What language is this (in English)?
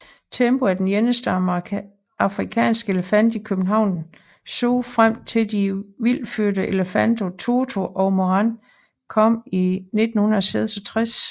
Danish